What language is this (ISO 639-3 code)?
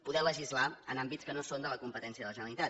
cat